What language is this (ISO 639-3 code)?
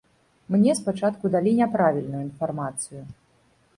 bel